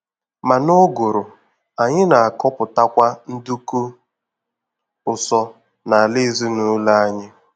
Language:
Igbo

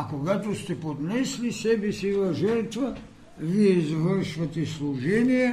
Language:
Bulgarian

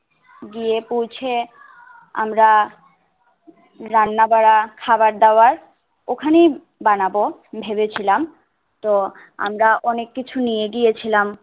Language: Bangla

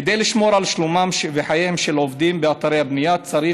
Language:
Hebrew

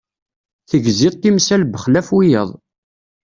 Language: Kabyle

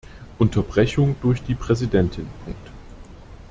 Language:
German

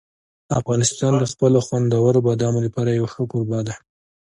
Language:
Pashto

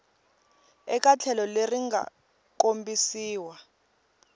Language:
Tsonga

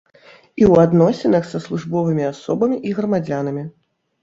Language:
Belarusian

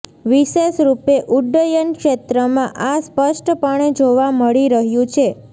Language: Gujarati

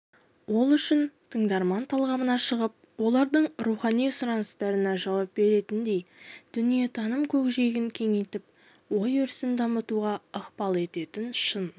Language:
Kazakh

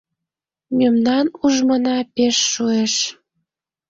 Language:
Mari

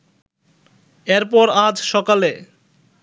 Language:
Bangla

